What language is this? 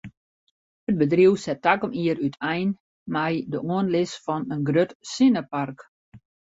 Western Frisian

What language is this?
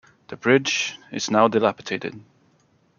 English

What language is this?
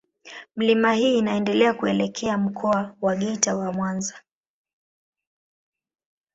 Swahili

